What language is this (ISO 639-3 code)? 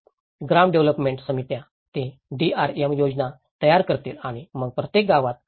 mar